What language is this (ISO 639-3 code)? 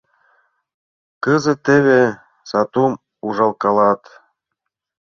chm